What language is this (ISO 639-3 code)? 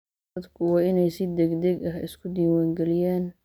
som